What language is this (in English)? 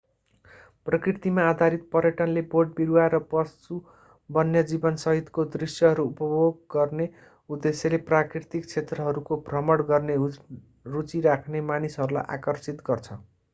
Nepali